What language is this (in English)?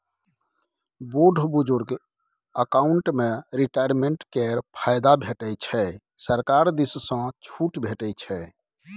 Maithili